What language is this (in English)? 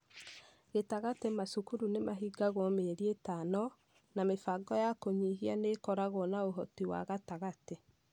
Kikuyu